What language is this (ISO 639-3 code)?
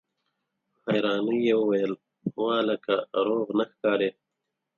pus